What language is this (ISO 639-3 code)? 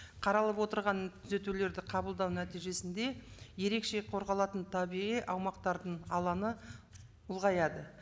kaz